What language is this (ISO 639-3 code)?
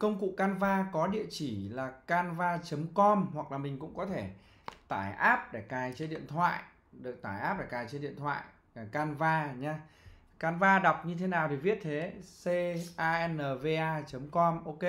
vie